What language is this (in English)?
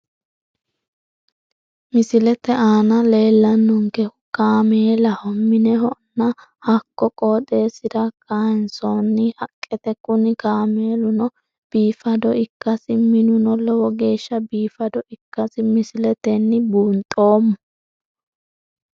Sidamo